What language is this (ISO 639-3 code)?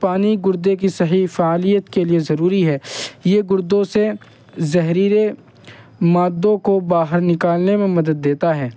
urd